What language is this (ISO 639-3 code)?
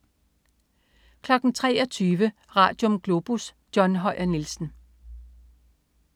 dan